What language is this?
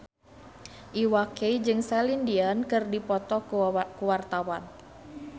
Sundanese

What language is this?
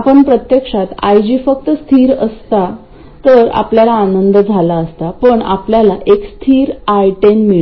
Marathi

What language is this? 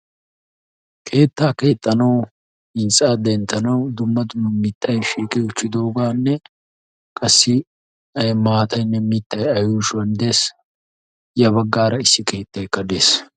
Wolaytta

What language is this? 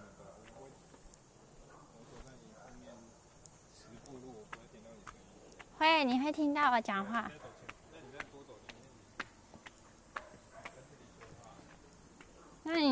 Chinese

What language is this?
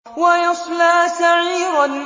Arabic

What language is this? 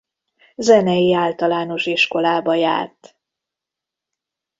Hungarian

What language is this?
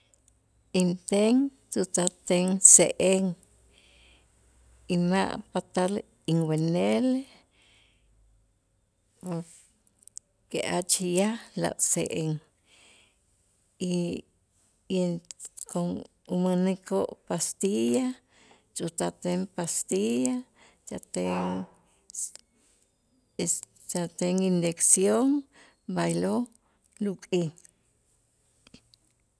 Itzá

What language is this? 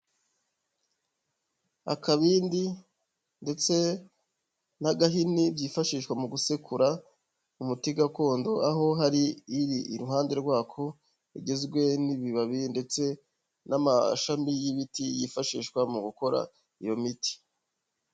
Kinyarwanda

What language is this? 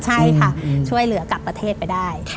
Thai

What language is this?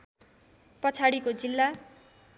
Nepali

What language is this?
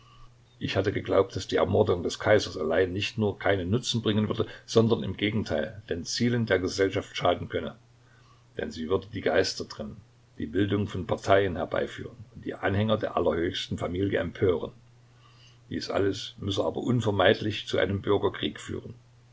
German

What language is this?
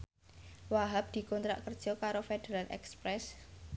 Javanese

